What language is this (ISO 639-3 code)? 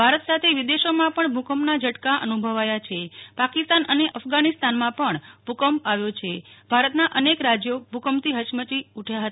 guj